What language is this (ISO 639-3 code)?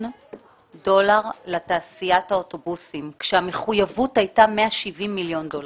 heb